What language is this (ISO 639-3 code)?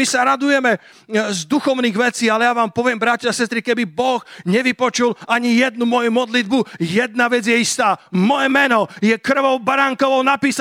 slk